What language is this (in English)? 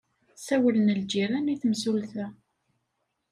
Kabyle